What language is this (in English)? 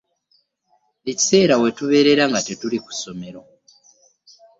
Ganda